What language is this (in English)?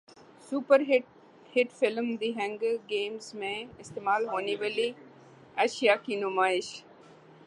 Urdu